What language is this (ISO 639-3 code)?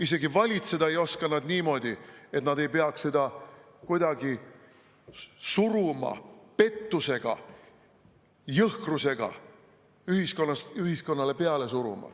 est